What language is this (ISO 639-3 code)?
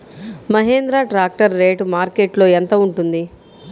tel